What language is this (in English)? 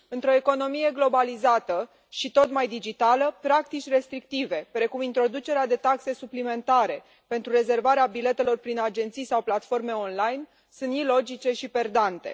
Romanian